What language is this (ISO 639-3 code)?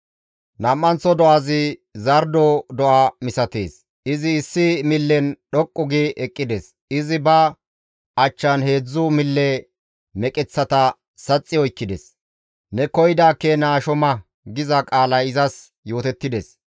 gmv